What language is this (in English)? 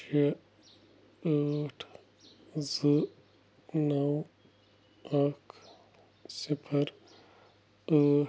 Kashmiri